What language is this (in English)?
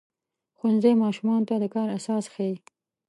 Pashto